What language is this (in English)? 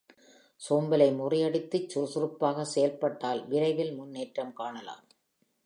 Tamil